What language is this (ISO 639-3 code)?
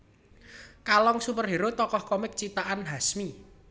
jav